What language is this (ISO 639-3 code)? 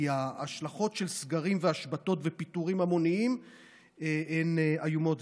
heb